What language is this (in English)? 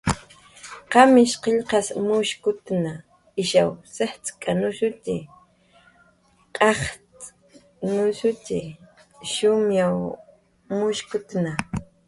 Jaqaru